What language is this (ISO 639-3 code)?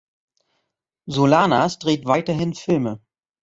deu